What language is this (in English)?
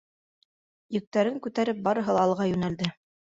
Bashkir